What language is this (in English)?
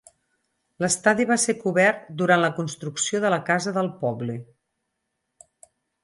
Catalan